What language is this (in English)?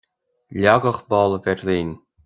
Irish